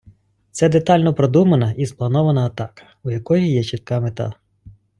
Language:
Ukrainian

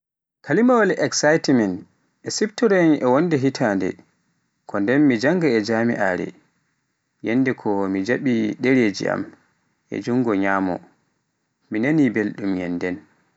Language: Pular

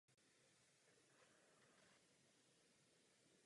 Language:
Czech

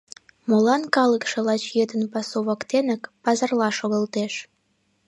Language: Mari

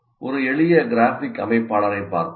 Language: Tamil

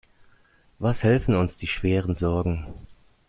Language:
German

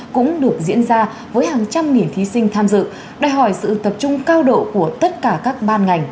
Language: Vietnamese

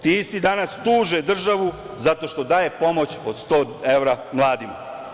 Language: Serbian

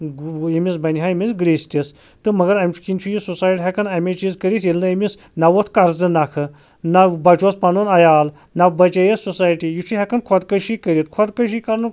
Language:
Kashmiri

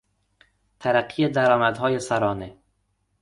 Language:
Persian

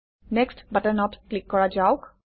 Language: Assamese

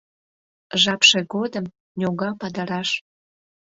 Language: Mari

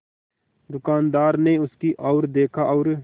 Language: Hindi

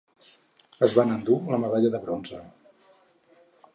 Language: Catalan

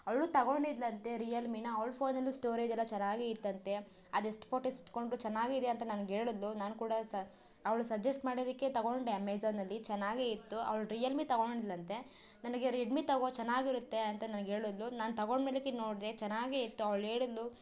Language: Kannada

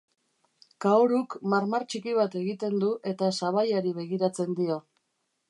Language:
Basque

